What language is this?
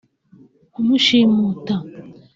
Kinyarwanda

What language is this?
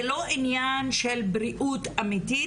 Hebrew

